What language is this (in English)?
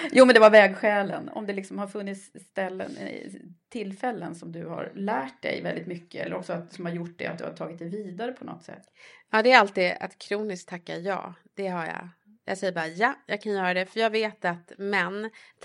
Swedish